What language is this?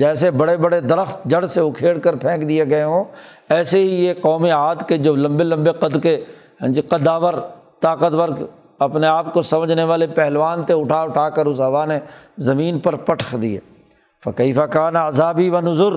Urdu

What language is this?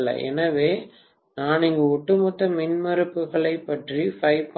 Tamil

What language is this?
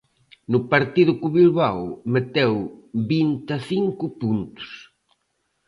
Galician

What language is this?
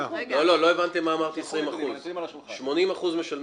Hebrew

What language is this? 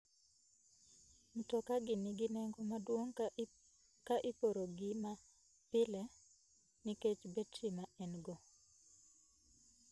Luo (Kenya and Tanzania)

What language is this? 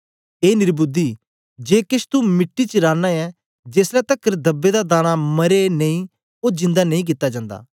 Dogri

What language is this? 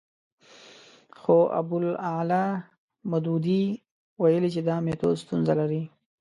Pashto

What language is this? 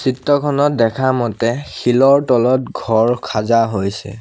Assamese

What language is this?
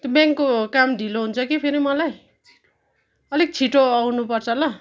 Nepali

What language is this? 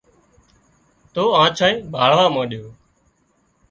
Wadiyara Koli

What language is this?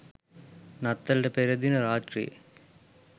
Sinhala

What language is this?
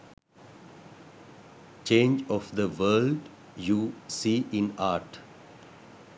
Sinhala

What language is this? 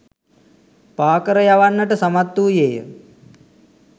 Sinhala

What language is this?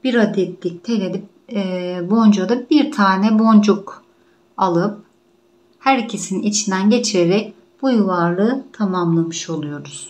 Turkish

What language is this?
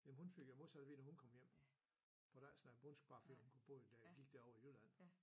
Danish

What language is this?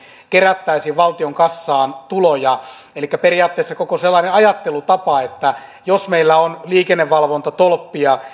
Finnish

